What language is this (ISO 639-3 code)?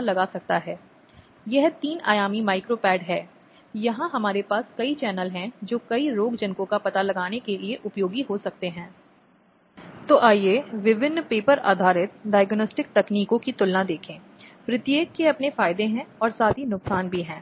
hin